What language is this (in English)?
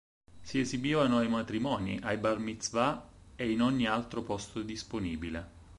Italian